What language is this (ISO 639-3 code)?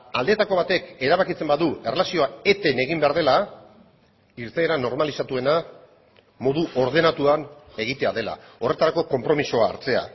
eus